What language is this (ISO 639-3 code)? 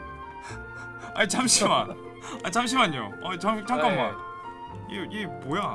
kor